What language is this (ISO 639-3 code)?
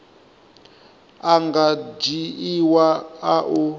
ven